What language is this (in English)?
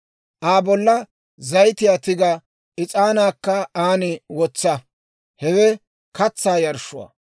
Dawro